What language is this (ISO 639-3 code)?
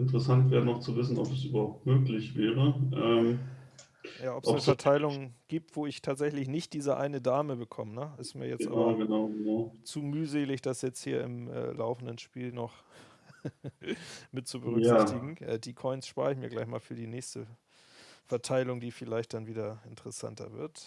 deu